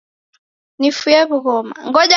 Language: Taita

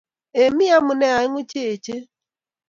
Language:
Kalenjin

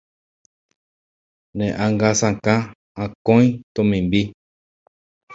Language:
Guarani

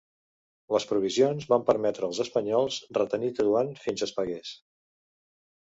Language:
Catalan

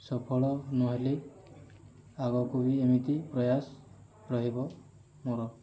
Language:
Odia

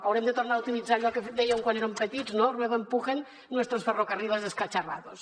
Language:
Catalan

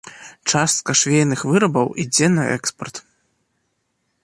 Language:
Belarusian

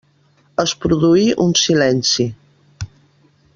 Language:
Catalan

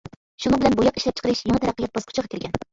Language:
Uyghur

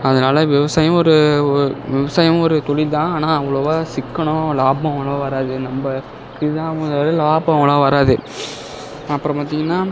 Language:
Tamil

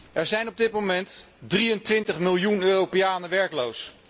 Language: Dutch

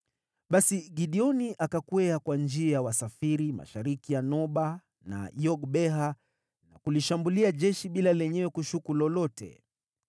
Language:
Swahili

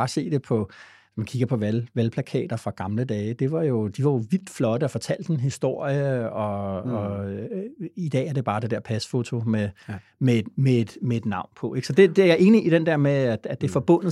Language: Danish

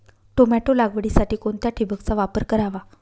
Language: Marathi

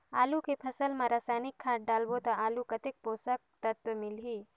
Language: Chhattisgarhi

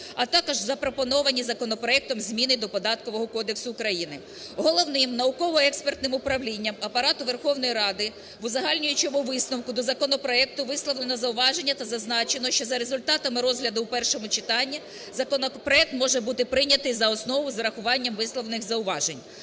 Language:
Ukrainian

